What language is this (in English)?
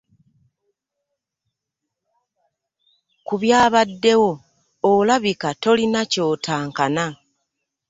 Ganda